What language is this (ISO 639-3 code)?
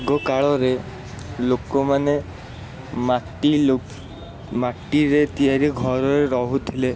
ori